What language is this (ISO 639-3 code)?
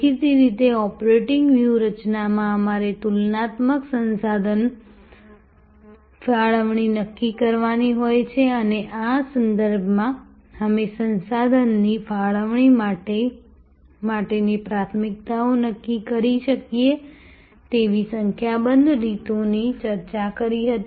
guj